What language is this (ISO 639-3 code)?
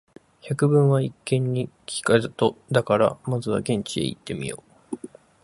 jpn